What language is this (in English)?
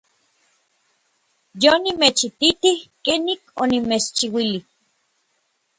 Orizaba Nahuatl